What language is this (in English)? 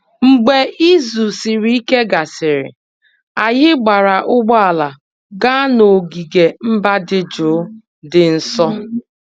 Igbo